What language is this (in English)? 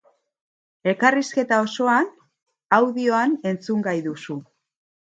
Basque